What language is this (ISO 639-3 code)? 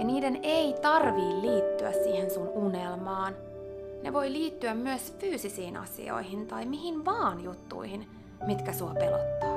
fin